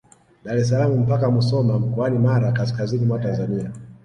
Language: Swahili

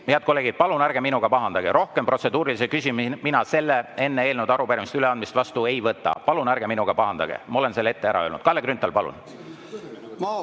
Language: Estonian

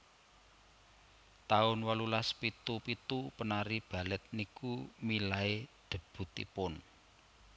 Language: Javanese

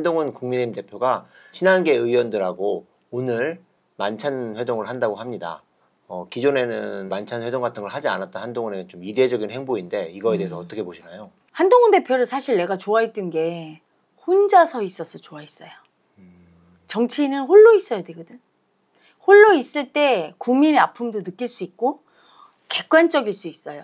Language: Korean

